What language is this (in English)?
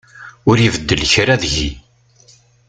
Kabyle